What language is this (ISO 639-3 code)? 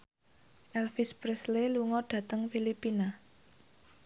jav